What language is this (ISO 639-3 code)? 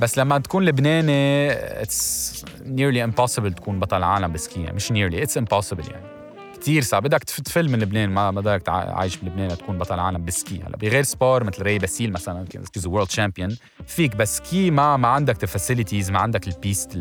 ara